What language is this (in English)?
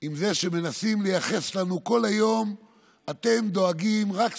Hebrew